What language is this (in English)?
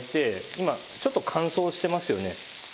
Japanese